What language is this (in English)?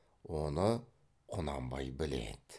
Kazakh